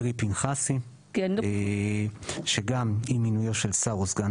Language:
Hebrew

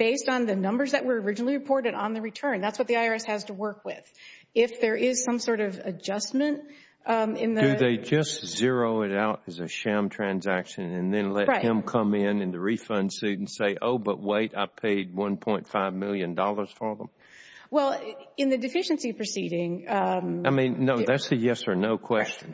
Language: English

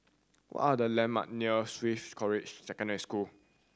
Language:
English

